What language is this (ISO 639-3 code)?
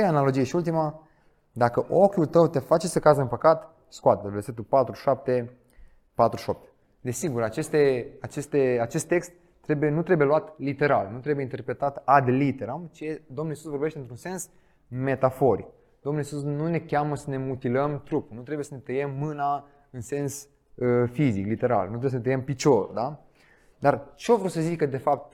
ron